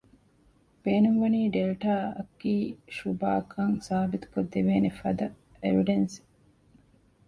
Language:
Divehi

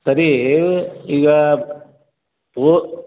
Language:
Kannada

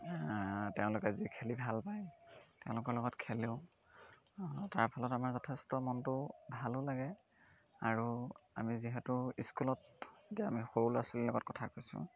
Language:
Assamese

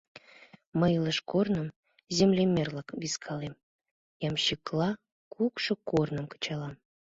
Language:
Mari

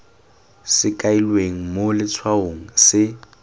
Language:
Tswana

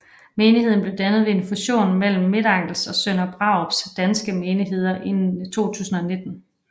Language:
Danish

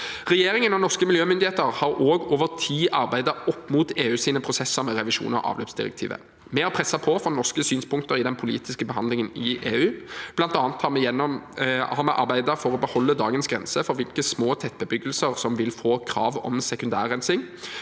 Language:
Norwegian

